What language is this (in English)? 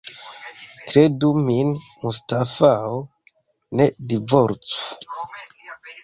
Esperanto